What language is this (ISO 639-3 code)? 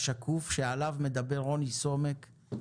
heb